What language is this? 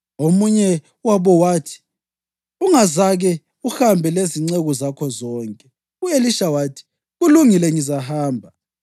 North Ndebele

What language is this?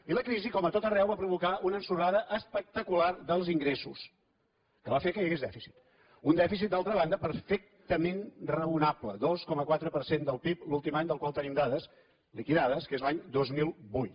Catalan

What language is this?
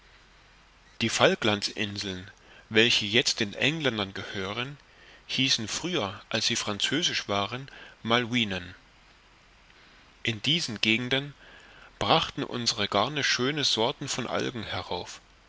German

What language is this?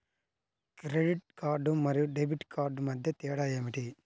Telugu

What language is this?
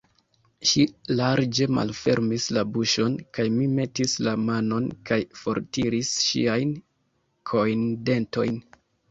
Esperanto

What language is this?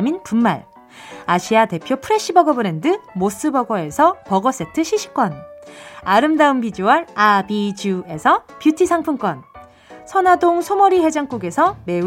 Korean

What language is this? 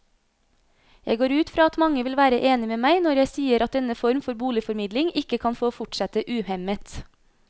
Norwegian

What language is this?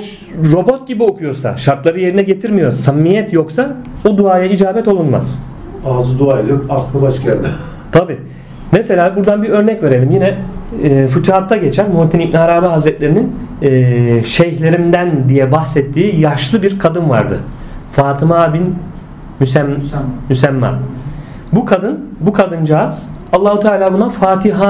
Turkish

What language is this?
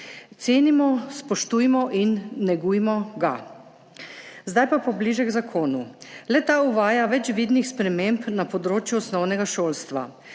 Slovenian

